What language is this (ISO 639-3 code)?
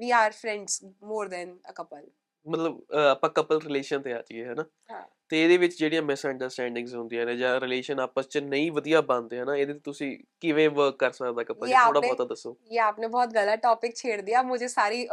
pan